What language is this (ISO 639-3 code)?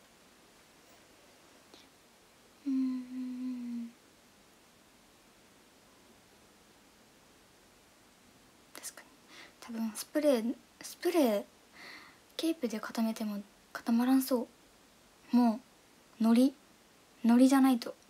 jpn